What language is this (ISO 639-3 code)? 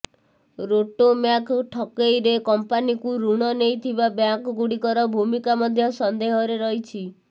ori